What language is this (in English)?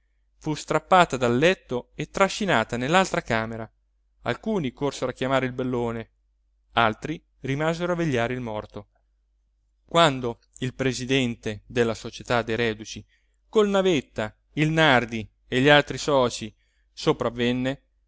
Italian